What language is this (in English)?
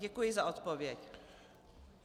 Czech